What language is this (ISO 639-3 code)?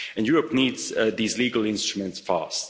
eng